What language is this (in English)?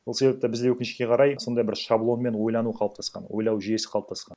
Kazakh